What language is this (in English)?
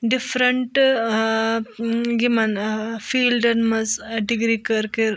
Kashmiri